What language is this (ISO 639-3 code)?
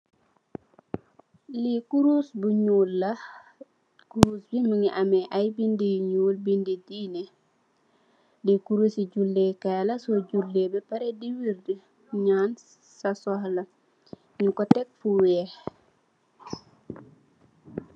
wol